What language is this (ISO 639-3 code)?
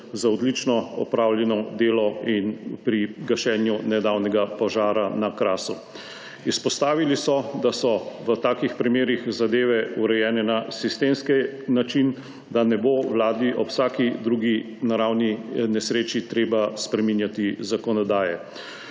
slv